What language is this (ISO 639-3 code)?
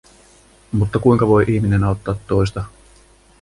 fin